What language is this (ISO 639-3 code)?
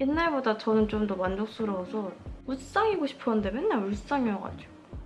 kor